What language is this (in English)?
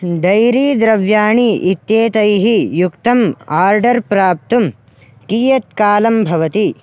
Sanskrit